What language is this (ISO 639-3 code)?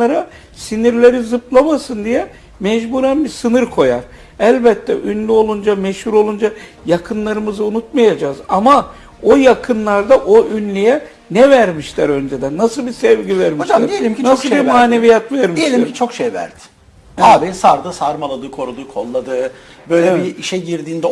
tur